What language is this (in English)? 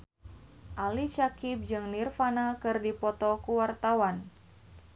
Sundanese